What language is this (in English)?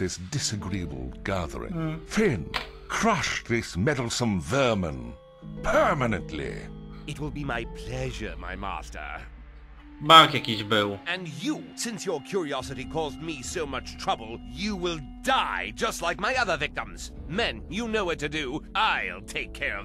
Polish